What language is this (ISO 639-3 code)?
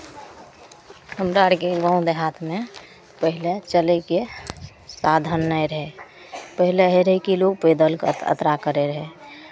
mai